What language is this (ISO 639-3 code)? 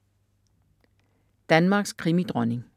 dan